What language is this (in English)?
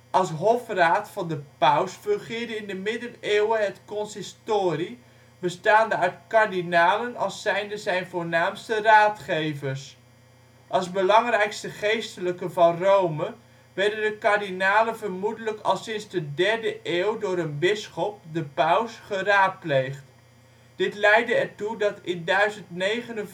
Dutch